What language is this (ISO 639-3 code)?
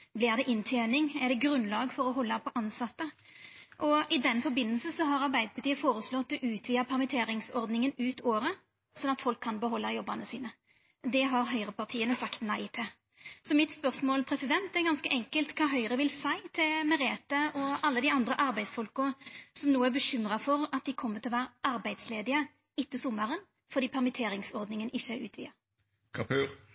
nno